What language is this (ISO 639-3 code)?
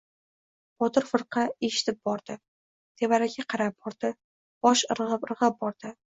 uzb